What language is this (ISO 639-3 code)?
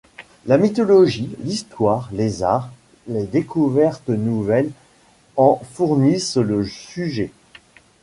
fra